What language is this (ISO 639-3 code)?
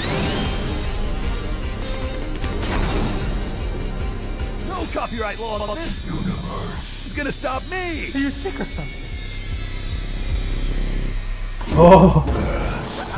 spa